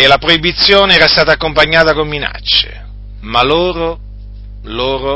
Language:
Italian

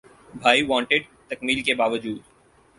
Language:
Urdu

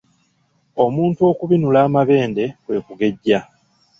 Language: Ganda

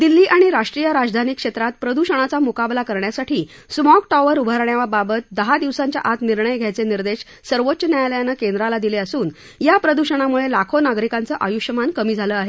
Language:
Marathi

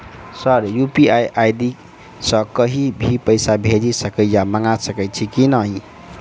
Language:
Maithili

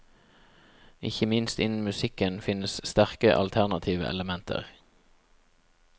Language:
Norwegian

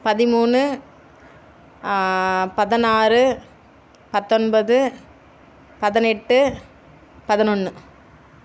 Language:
Tamil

